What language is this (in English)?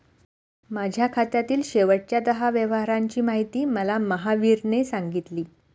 Marathi